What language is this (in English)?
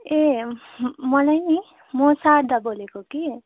Nepali